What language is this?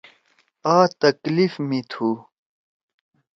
Torwali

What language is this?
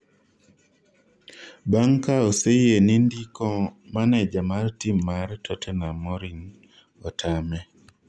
Luo (Kenya and Tanzania)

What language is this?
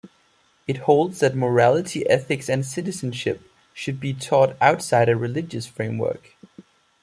English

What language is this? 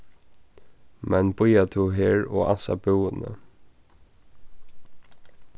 Faroese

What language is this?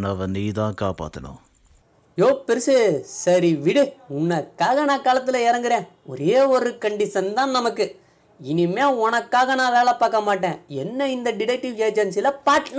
Turkish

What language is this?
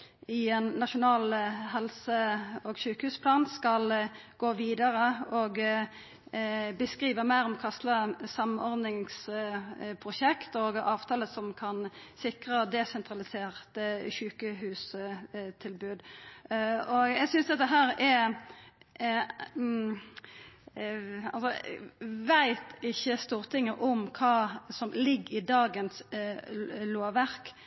Norwegian Nynorsk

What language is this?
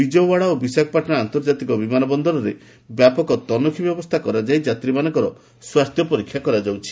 Odia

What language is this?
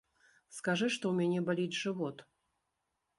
Belarusian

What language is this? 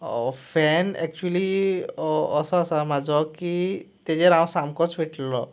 Konkani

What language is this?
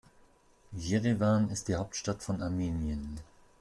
German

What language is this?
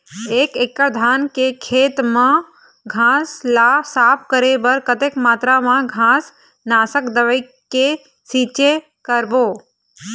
Chhattisgarhi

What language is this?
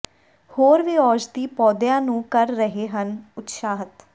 Punjabi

